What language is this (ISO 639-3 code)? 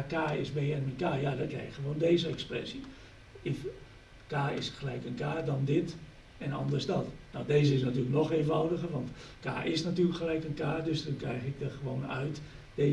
nld